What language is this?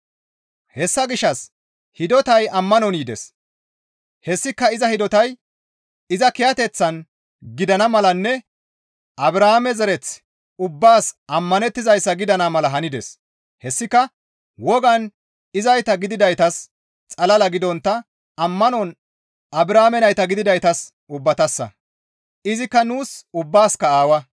Gamo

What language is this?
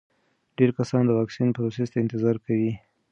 Pashto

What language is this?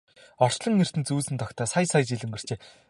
Mongolian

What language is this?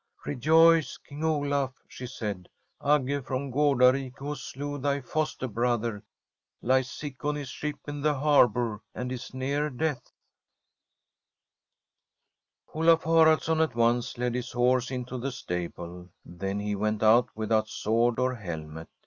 English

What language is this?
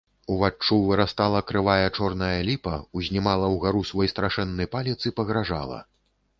Belarusian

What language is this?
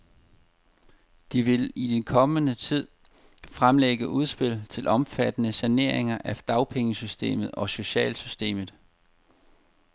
Danish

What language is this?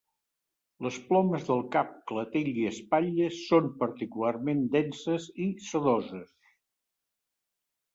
Catalan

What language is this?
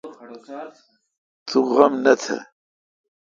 Kalkoti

